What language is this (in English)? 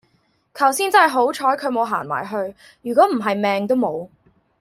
Cantonese